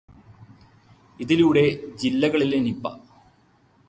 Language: Malayalam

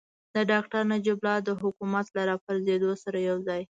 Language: Pashto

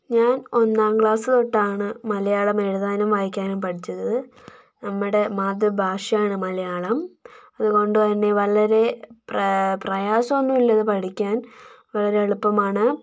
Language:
Malayalam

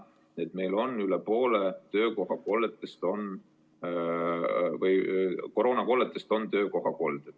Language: Estonian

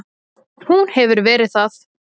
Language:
Icelandic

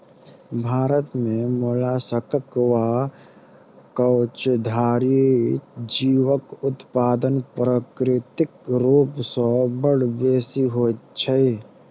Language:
Maithili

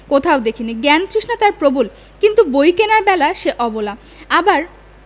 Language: Bangla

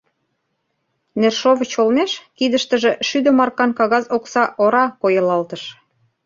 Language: Mari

